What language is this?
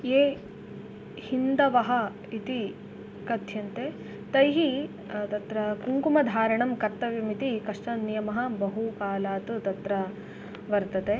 Sanskrit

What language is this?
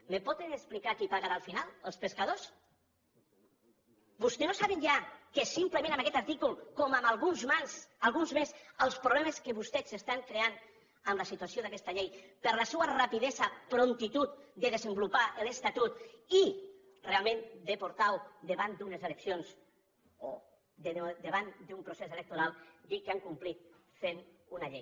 Catalan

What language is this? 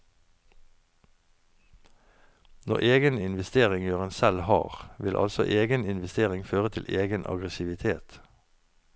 Norwegian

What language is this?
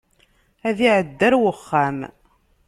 Kabyle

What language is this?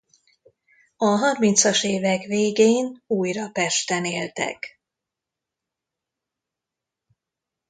Hungarian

